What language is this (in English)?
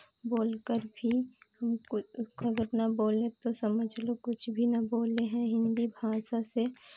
Hindi